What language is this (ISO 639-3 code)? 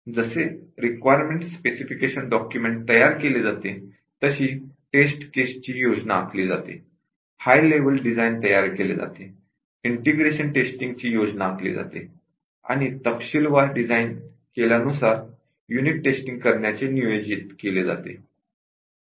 mar